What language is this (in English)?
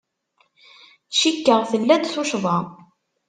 Kabyle